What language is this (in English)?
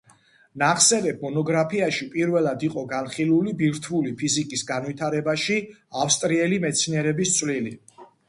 Georgian